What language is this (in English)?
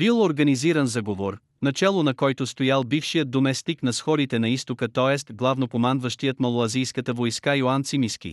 Bulgarian